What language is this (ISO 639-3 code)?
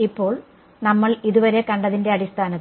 mal